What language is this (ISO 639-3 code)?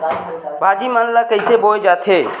hne